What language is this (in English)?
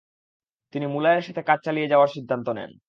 Bangla